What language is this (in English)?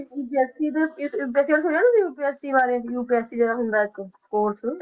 Punjabi